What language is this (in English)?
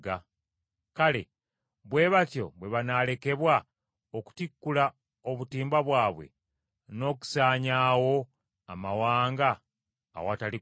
Ganda